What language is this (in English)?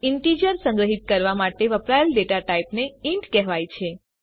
Gujarati